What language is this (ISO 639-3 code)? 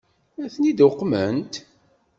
kab